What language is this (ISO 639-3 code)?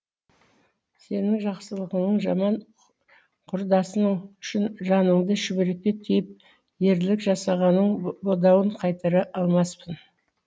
kaz